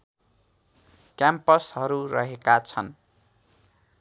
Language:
Nepali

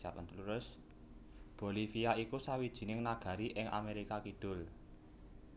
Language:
Javanese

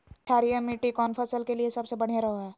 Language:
Magahi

